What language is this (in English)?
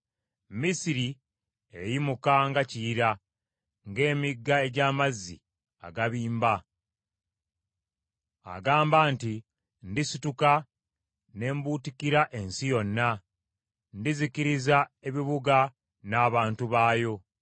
Ganda